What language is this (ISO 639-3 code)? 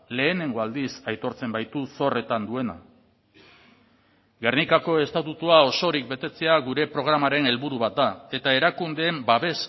eus